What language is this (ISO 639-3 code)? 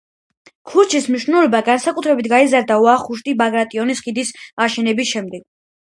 kat